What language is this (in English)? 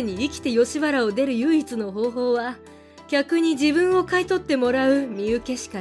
Japanese